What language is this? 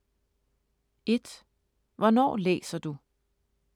Danish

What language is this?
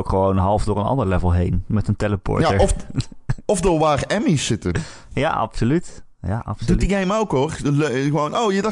Dutch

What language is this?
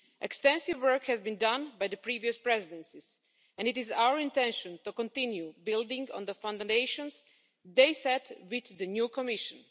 English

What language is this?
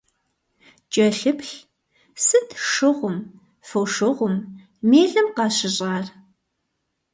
Kabardian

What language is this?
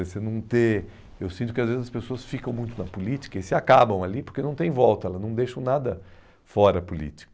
Portuguese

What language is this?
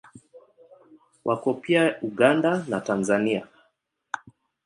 Swahili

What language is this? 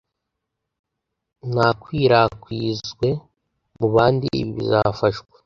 Kinyarwanda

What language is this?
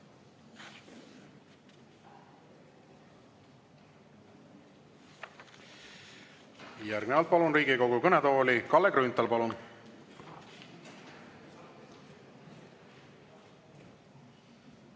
Estonian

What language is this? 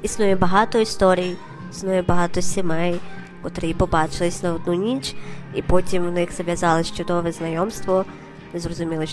Ukrainian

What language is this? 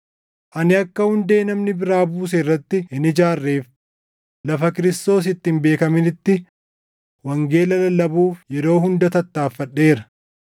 Oromo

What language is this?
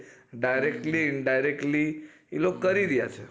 Gujarati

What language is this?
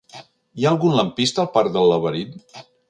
Catalan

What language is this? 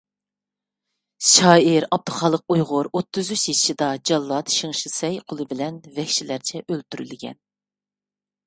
Uyghur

